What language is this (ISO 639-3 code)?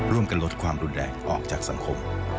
tha